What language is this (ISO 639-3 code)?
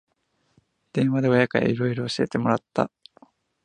jpn